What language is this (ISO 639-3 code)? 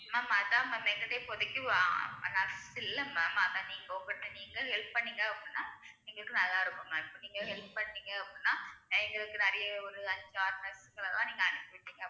tam